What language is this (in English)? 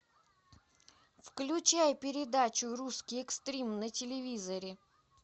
Russian